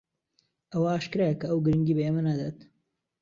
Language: Central Kurdish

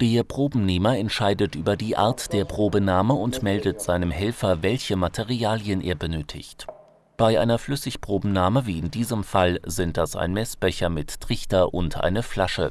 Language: German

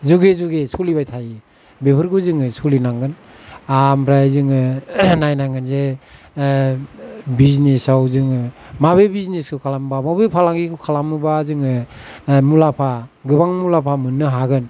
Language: Bodo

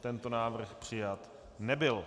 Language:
Czech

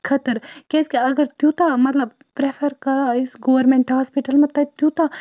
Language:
Kashmiri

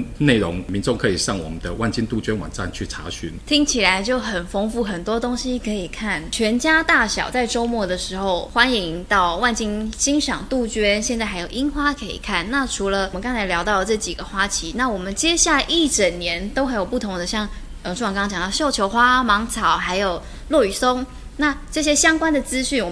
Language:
Chinese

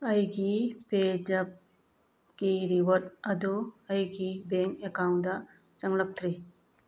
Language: Manipuri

